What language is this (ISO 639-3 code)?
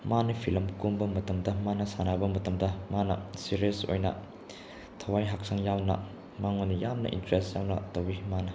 mni